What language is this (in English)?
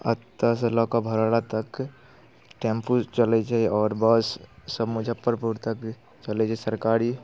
Maithili